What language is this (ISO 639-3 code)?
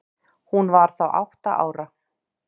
isl